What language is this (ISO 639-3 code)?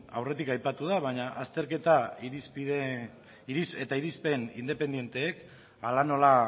eus